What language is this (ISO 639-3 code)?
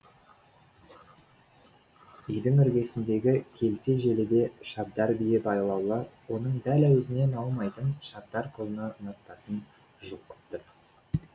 kaz